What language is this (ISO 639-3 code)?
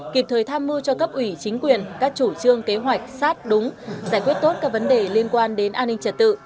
vie